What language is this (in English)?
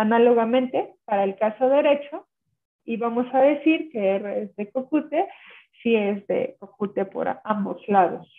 Spanish